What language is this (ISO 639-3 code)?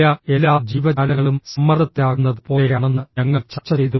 mal